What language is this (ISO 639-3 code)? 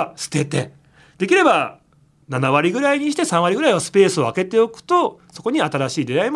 jpn